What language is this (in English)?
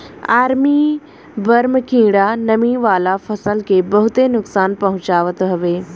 Bhojpuri